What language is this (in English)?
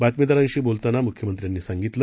Marathi